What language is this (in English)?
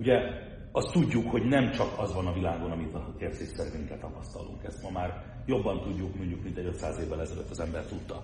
Hungarian